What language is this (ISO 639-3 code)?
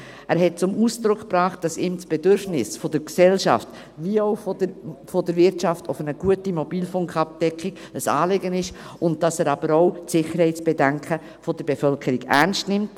gsw